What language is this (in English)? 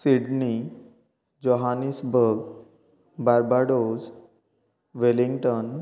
Konkani